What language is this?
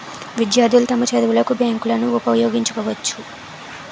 Telugu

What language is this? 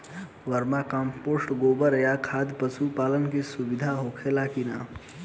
Bhojpuri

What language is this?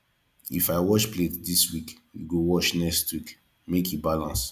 Nigerian Pidgin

